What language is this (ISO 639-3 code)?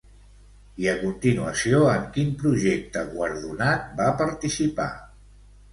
cat